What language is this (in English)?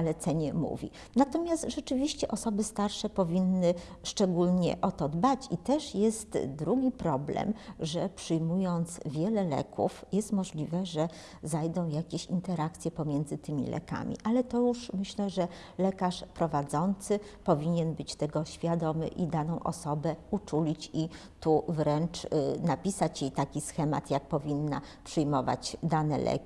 Polish